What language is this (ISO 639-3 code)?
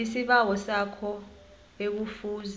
nbl